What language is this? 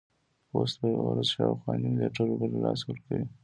Pashto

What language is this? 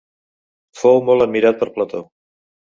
Catalan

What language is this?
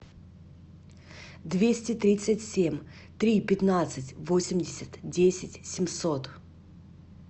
Russian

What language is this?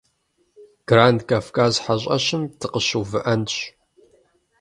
Kabardian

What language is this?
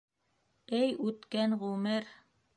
Bashkir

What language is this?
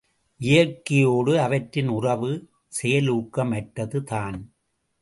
Tamil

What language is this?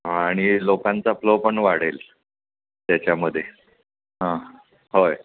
Marathi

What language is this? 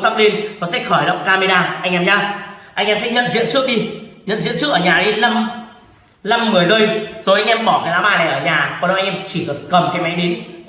Vietnamese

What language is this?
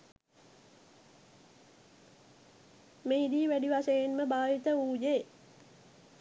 Sinhala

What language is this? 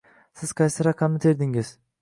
Uzbek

